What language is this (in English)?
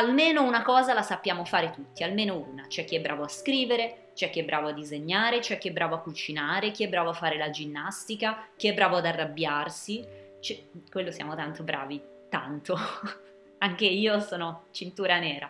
Italian